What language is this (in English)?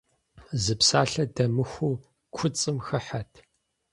Kabardian